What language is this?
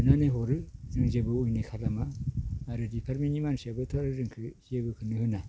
Bodo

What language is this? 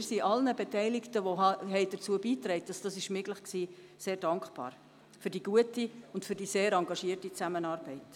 Swiss German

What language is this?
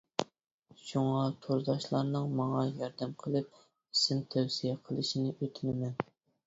Uyghur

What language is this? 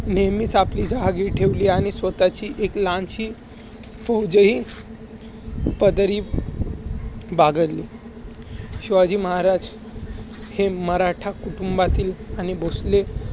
Marathi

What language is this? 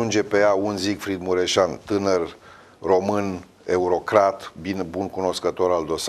Romanian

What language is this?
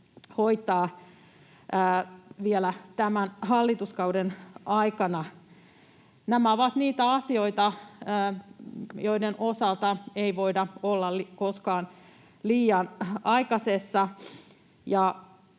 Finnish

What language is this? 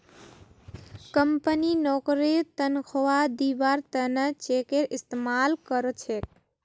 Magahi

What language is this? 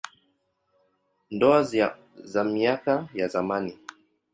Swahili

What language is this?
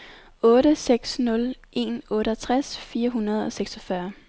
Danish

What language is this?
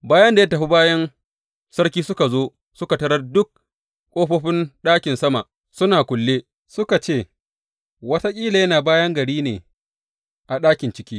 Hausa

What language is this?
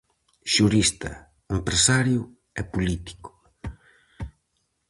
Galician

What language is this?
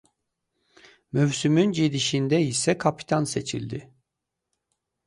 Azerbaijani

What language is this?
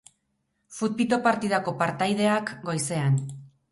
Basque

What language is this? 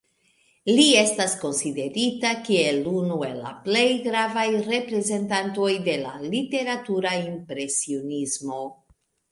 Esperanto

